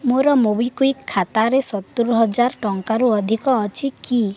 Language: Odia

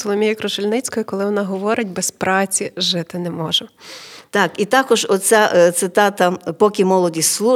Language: Ukrainian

